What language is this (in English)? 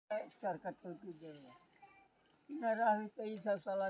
Maithili